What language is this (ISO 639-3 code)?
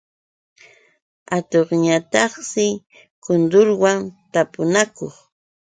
qux